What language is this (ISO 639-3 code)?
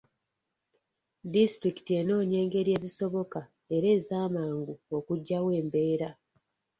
lug